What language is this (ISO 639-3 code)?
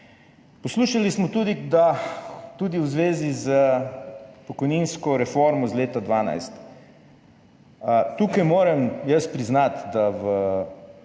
slv